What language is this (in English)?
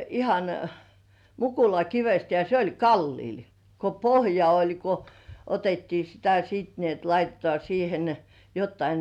Finnish